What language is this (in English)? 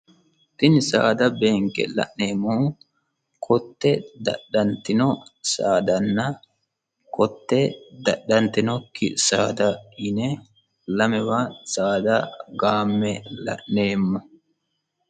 Sidamo